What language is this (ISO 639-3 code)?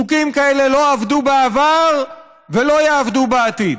heb